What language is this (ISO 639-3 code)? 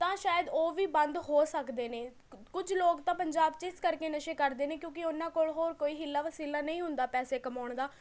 pan